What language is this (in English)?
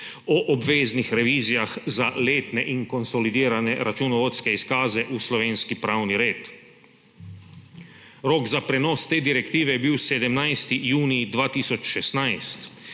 Slovenian